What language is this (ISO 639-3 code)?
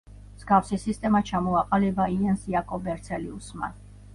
kat